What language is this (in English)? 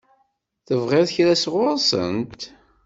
Kabyle